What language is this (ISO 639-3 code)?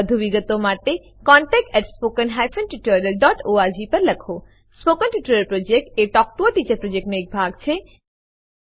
guj